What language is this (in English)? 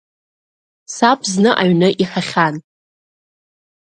Abkhazian